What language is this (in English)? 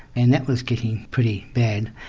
English